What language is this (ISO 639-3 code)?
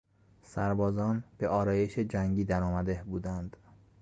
fas